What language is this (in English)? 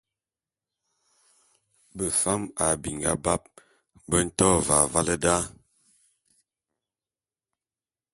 Bulu